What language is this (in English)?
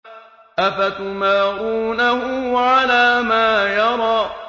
Arabic